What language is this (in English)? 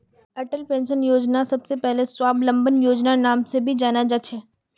Magahi